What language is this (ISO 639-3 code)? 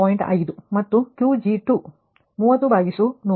kan